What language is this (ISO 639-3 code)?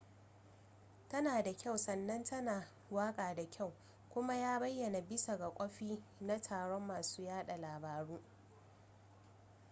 hau